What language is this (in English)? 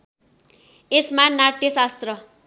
Nepali